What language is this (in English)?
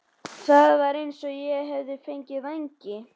Icelandic